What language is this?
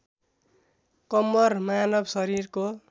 Nepali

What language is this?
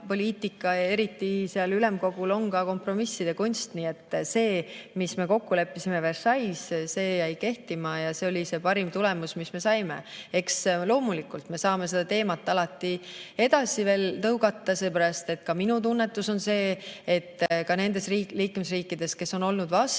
Estonian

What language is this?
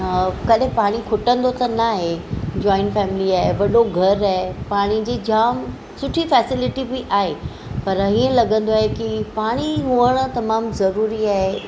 Sindhi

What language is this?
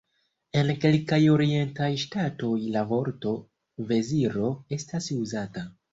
Esperanto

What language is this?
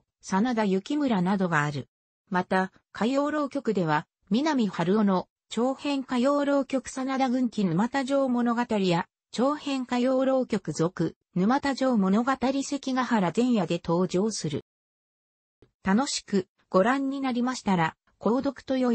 Japanese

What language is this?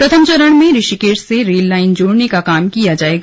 Hindi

